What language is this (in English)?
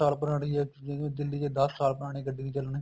Punjabi